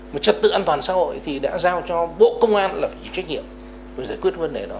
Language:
Vietnamese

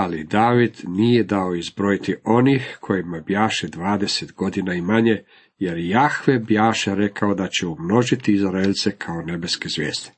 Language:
Croatian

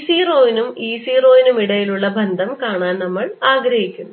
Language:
Malayalam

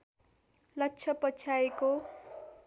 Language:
Nepali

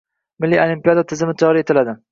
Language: Uzbek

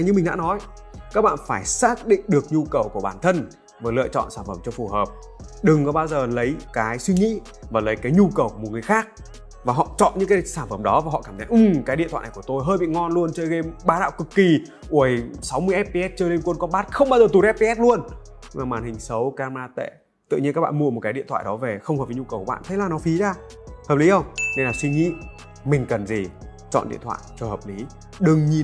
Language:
Vietnamese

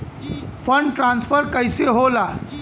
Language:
Bhojpuri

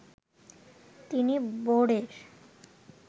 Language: Bangla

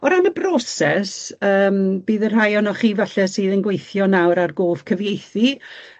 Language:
Welsh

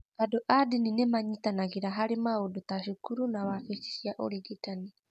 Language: Kikuyu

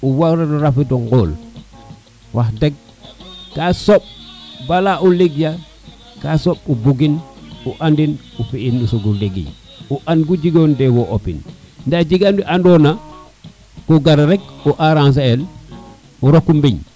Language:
Serer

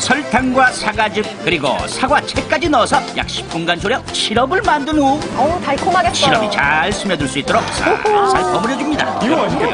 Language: Korean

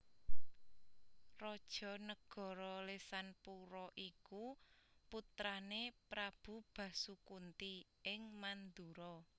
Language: Javanese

